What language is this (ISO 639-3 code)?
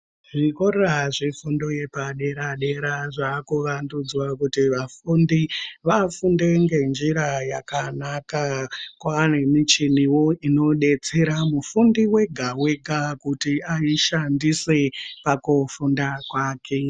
ndc